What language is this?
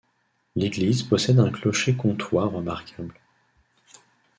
French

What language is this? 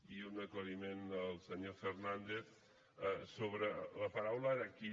Catalan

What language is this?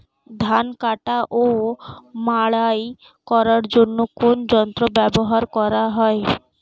Bangla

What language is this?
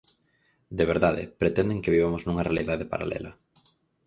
Galician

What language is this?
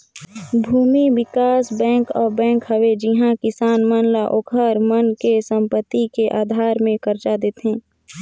Chhattisgarhi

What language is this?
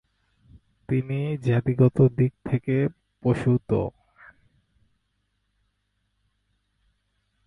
Bangla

